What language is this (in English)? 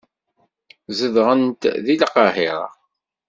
Kabyle